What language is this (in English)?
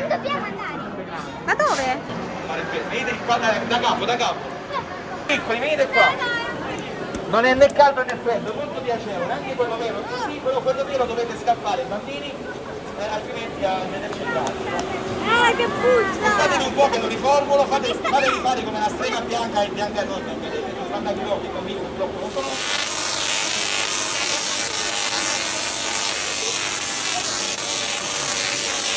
Italian